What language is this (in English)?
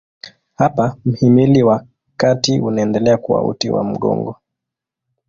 Swahili